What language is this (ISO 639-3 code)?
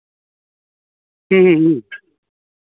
sat